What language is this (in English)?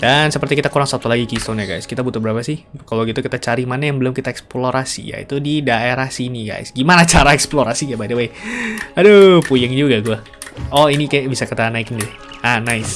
Indonesian